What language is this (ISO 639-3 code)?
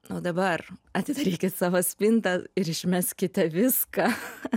lit